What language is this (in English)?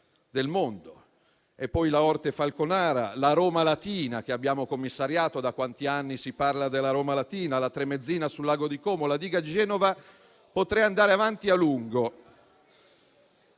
Italian